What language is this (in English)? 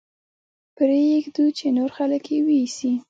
Pashto